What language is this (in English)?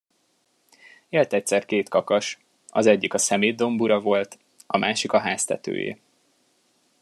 Hungarian